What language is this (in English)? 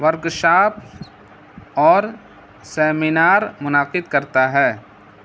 Urdu